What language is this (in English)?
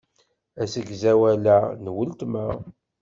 Kabyle